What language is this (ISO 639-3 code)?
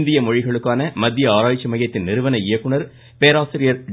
tam